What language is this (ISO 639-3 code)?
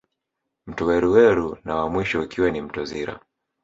swa